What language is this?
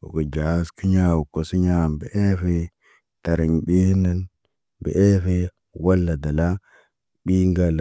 Naba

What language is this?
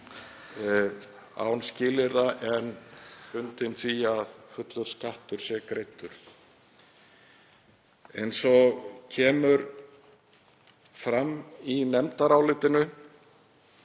Icelandic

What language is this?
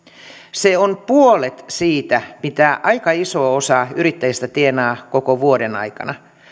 Finnish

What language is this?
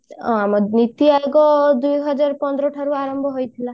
Odia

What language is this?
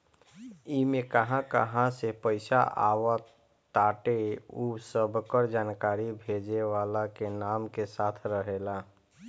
Bhojpuri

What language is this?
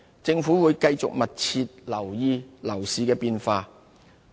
Cantonese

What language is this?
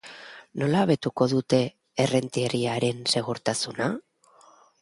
Basque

